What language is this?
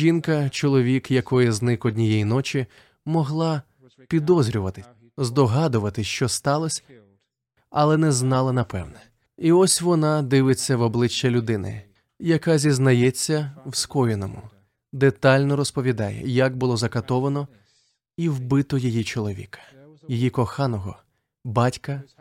Ukrainian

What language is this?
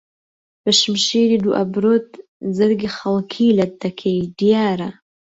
Central Kurdish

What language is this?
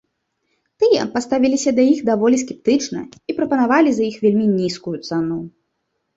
Belarusian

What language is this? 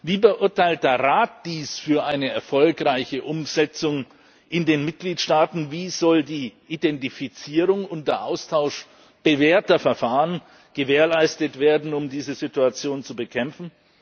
German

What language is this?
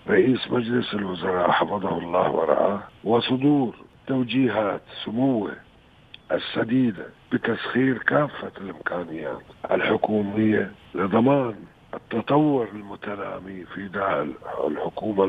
Arabic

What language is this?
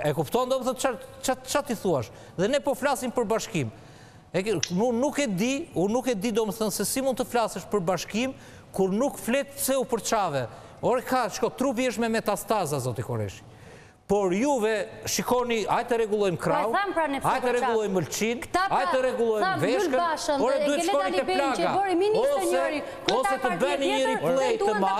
Romanian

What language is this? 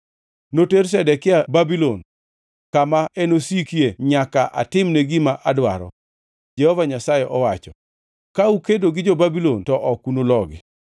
Luo (Kenya and Tanzania)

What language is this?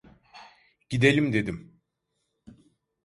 Turkish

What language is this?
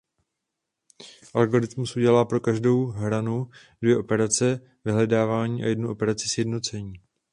Czech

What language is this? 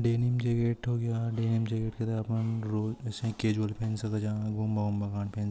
Hadothi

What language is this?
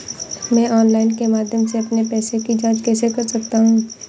Hindi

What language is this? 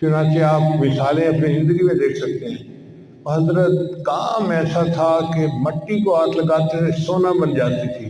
Urdu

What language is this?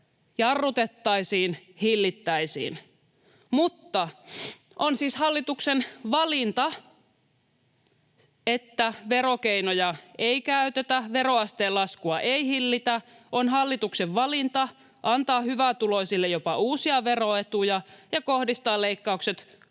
Finnish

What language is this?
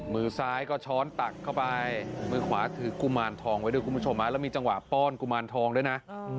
Thai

